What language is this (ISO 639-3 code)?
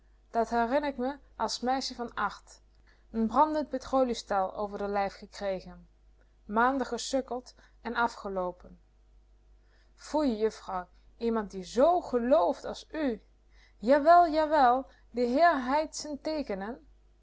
nld